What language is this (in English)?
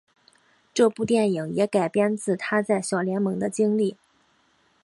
Chinese